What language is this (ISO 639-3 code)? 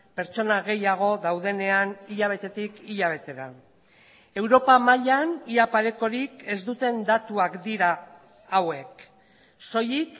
eus